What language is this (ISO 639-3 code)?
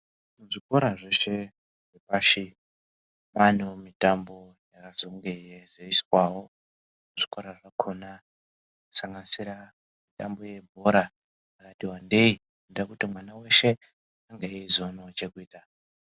ndc